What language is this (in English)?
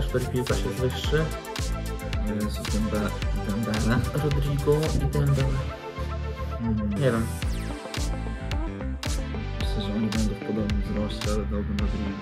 Polish